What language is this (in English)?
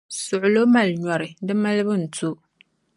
Dagbani